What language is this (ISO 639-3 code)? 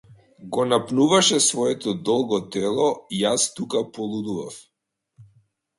mkd